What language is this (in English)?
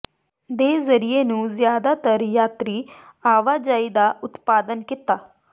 Punjabi